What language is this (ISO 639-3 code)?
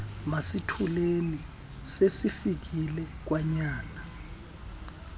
xho